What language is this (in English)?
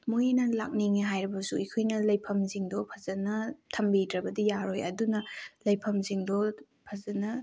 Manipuri